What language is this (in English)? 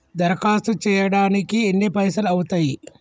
Telugu